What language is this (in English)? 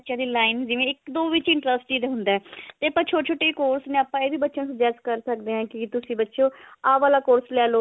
Punjabi